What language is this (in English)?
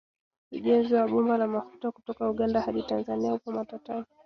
Swahili